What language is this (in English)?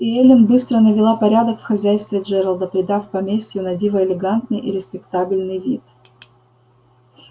Russian